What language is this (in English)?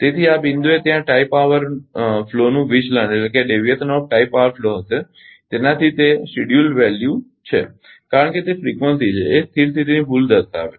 Gujarati